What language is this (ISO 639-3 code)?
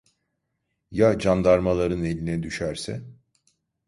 tur